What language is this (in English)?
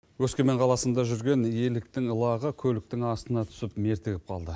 Kazakh